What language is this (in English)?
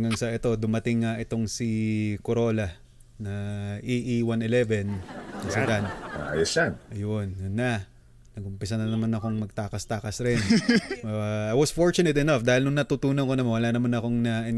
Filipino